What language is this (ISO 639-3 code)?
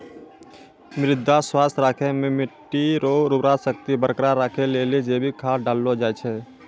mai